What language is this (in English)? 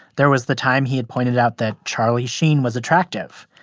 English